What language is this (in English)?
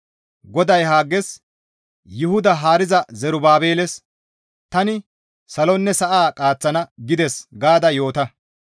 Gamo